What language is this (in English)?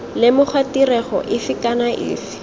Tswana